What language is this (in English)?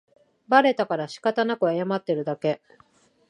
Japanese